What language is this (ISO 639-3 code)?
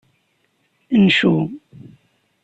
kab